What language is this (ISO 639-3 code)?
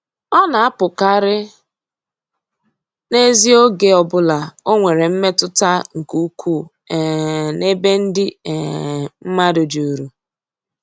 ibo